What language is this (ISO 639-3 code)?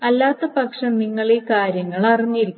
mal